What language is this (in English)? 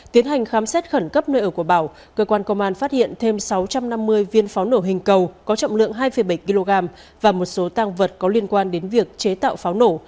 Vietnamese